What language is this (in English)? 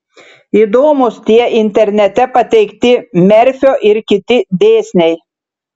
Lithuanian